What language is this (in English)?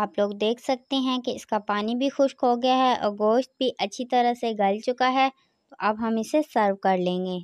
Hindi